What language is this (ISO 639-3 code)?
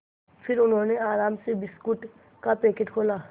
hin